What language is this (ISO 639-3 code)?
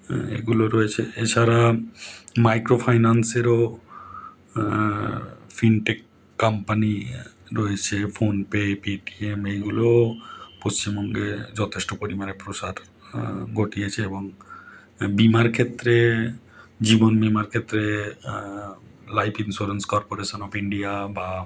ben